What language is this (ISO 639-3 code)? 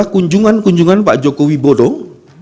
ind